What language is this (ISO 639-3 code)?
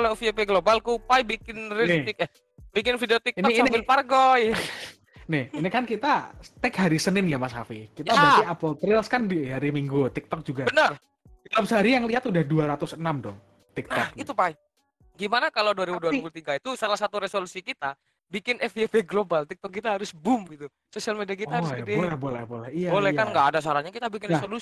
ind